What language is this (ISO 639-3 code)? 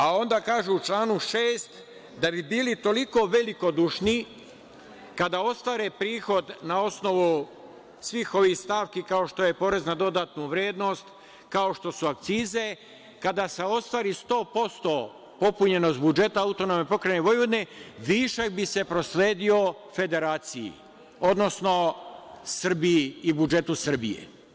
srp